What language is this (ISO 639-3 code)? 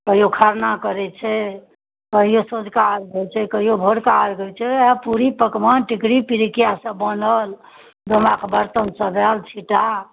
mai